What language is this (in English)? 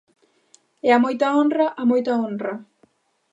Galician